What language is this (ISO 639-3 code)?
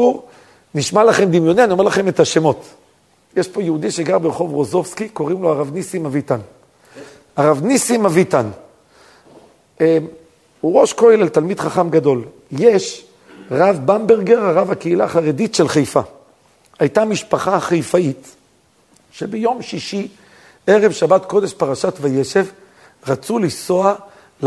heb